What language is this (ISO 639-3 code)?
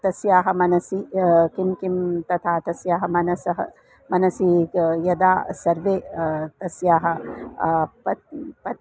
san